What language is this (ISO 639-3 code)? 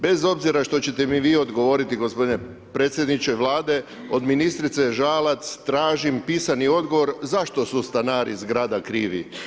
hrv